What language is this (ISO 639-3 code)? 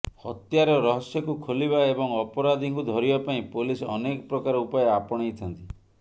ori